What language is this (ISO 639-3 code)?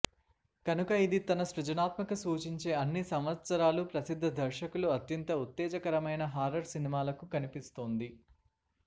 tel